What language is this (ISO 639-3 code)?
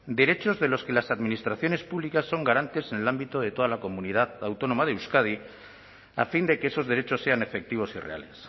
spa